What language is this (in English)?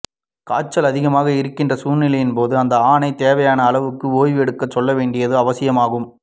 Tamil